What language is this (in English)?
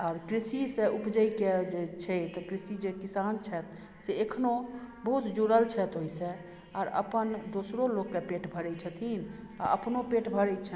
Maithili